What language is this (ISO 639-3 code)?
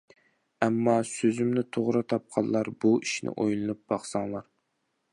uig